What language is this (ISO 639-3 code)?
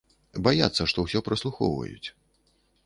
bel